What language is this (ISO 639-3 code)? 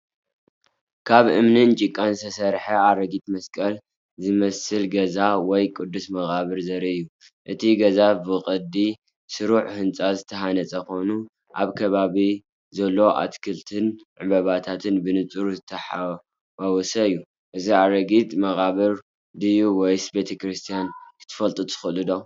tir